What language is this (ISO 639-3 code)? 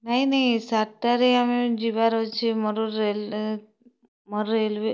ori